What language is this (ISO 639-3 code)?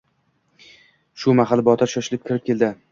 uzb